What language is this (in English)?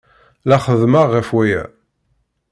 Kabyle